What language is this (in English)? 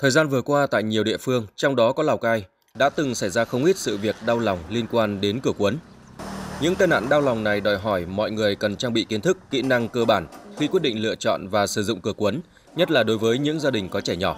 Vietnamese